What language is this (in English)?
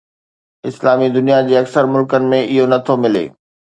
Sindhi